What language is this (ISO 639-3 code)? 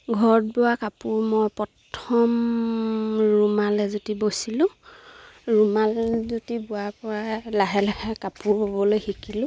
asm